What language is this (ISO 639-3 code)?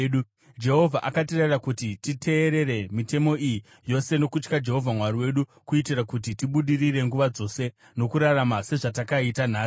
sna